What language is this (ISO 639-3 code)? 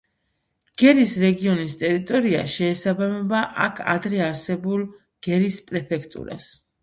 kat